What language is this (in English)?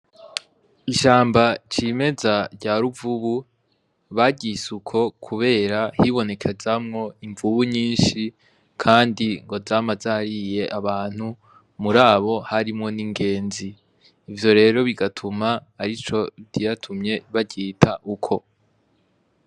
Rundi